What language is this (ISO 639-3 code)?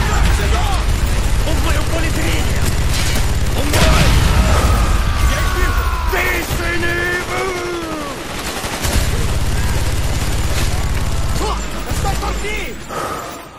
fra